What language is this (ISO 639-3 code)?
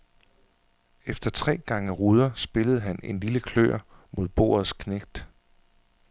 dan